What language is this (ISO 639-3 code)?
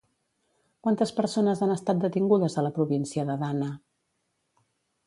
cat